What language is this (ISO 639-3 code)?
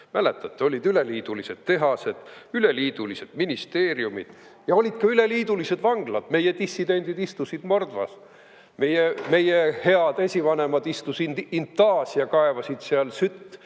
est